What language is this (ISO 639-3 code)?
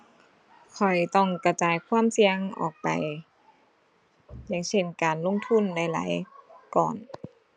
tha